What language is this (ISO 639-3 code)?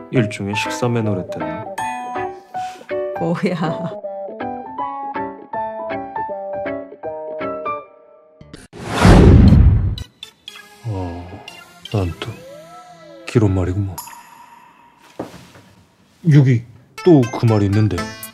kor